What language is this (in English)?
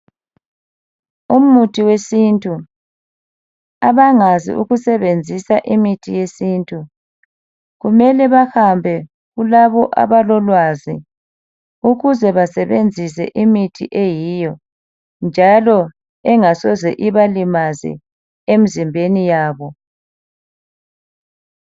North Ndebele